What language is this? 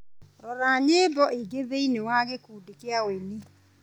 Kikuyu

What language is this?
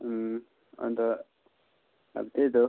Nepali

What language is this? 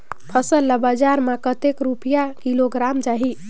Chhattisgarhi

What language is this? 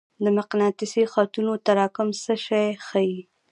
Pashto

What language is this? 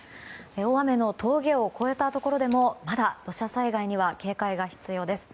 Japanese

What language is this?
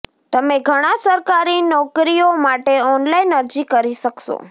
Gujarati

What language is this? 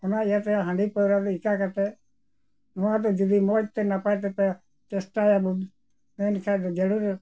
Santali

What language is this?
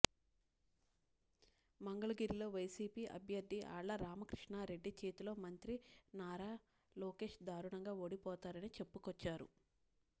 Telugu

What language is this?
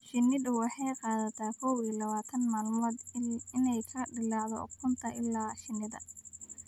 Somali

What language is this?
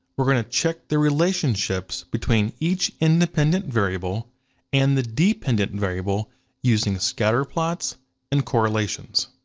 English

